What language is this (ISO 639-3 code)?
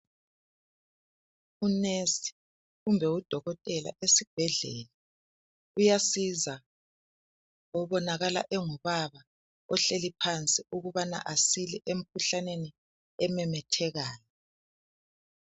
nde